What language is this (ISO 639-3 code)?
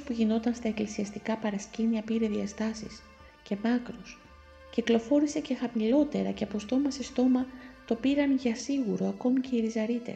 ell